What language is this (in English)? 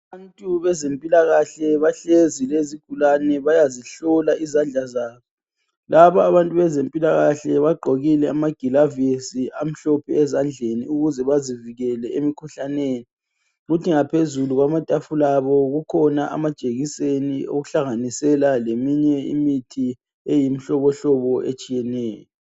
North Ndebele